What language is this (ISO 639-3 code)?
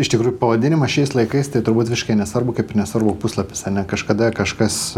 lit